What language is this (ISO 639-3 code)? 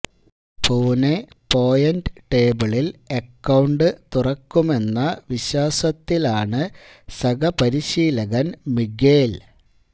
mal